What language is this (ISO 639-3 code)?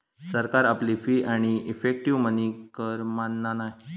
mar